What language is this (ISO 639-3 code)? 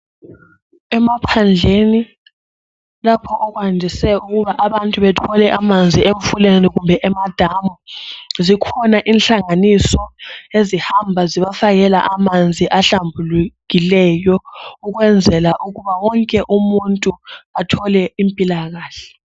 nde